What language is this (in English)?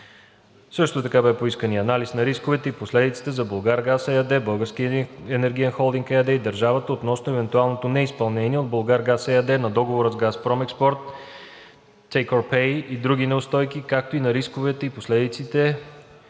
Bulgarian